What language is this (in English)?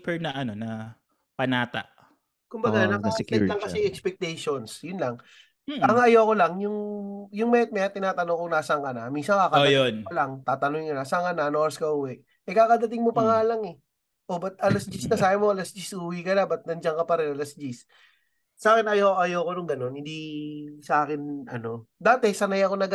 Filipino